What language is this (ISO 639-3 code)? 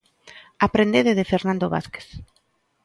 glg